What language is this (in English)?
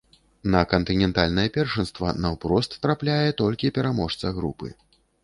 Belarusian